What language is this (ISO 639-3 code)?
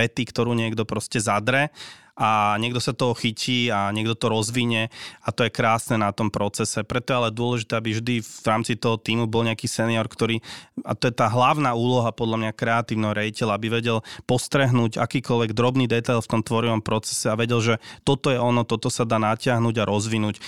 slk